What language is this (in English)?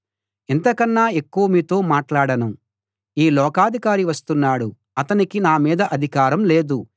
Telugu